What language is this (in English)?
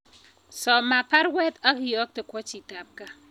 Kalenjin